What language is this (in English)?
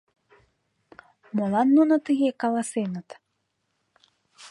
Mari